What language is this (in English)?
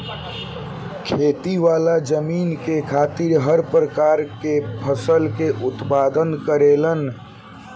Bhojpuri